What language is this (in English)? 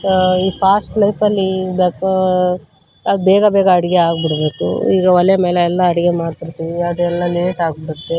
Kannada